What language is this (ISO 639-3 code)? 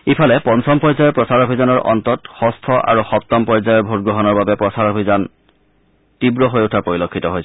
asm